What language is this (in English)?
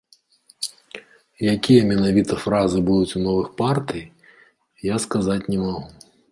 Belarusian